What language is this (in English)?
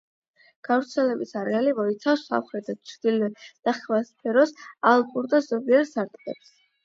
Georgian